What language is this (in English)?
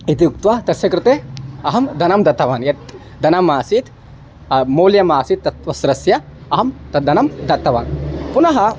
Sanskrit